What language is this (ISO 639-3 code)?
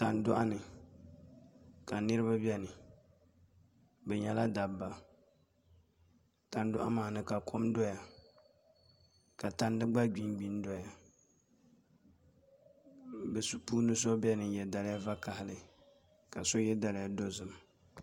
dag